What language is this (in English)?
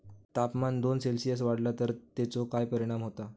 Marathi